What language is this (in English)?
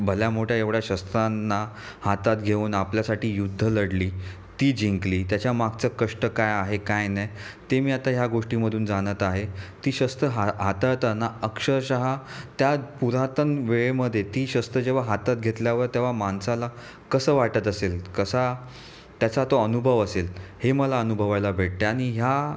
Marathi